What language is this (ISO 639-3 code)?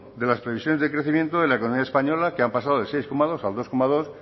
spa